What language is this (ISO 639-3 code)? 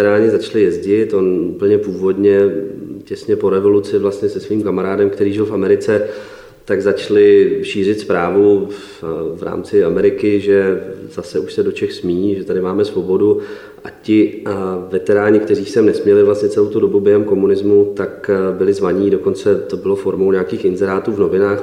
ces